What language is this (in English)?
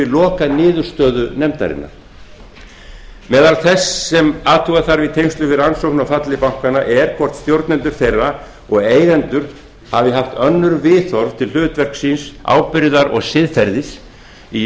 Icelandic